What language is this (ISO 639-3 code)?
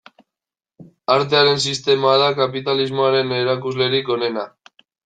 eus